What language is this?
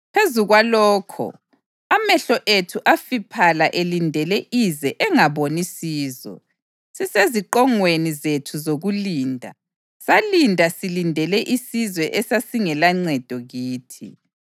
North Ndebele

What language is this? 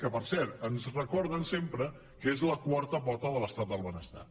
Catalan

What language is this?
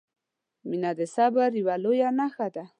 Pashto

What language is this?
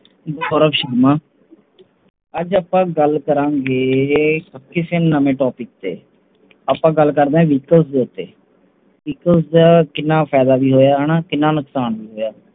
Punjabi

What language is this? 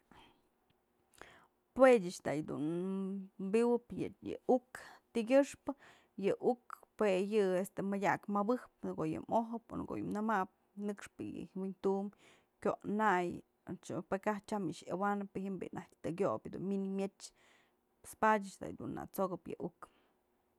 Mazatlán Mixe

